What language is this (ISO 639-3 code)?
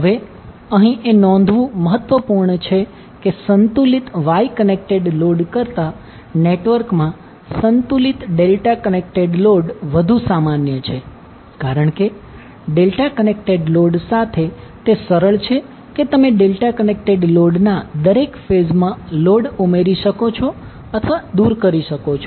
guj